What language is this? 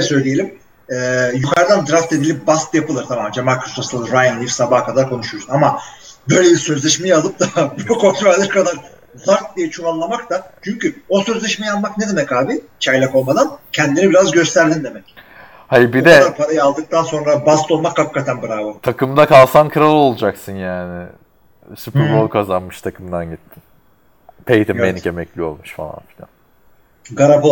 Turkish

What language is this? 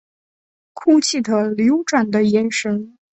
Chinese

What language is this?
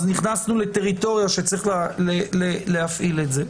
Hebrew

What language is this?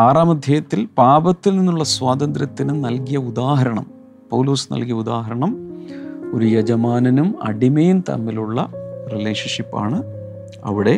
Malayalam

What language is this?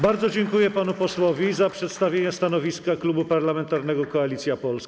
Polish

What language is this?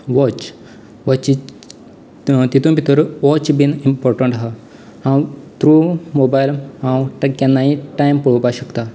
Konkani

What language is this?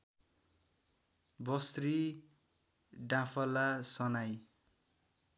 Nepali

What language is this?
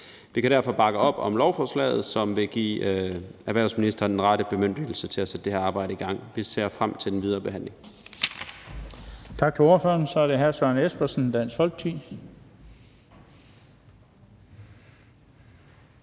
Danish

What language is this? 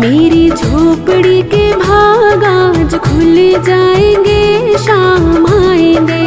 Hindi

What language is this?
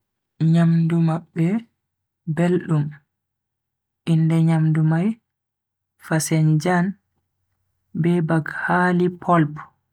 Bagirmi Fulfulde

